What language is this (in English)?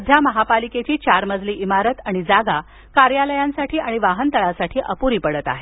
Marathi